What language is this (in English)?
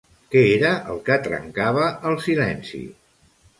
Catalan